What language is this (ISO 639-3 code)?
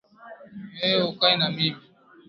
swa